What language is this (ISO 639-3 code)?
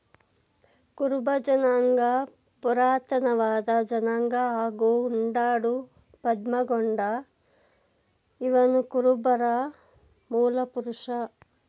kan